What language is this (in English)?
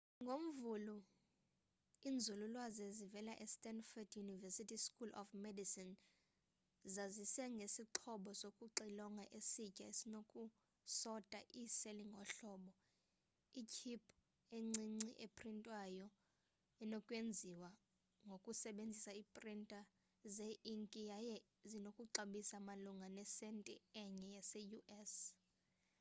Xhosa